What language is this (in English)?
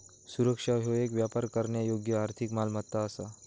Marathi